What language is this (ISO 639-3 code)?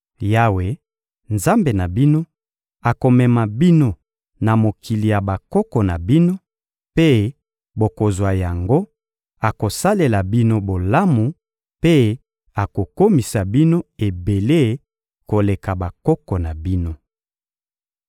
lin